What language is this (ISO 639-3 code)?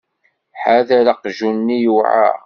kab